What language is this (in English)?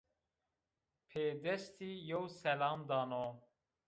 Zaza